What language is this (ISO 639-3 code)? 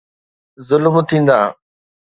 snd